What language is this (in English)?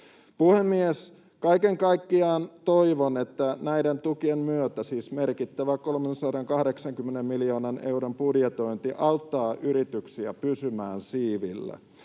Finnish